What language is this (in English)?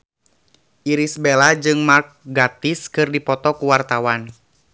Sundanese